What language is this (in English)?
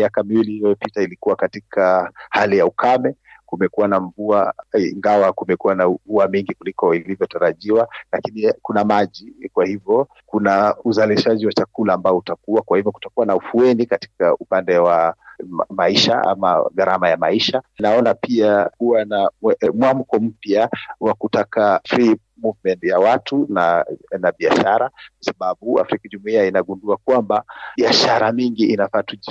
Swahili